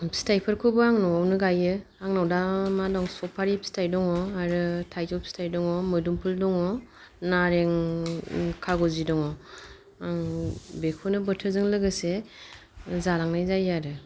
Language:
Bodo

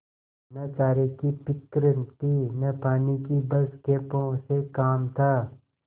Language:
Hindi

